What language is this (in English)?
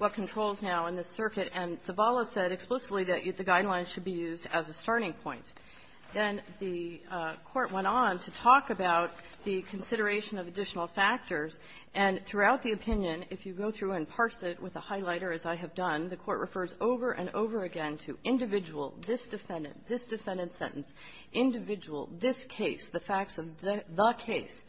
English